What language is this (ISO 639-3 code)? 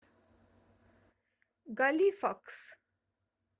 rus